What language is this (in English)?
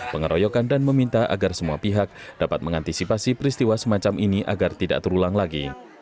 Indonesian